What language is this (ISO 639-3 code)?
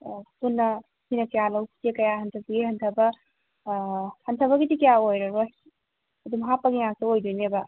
mni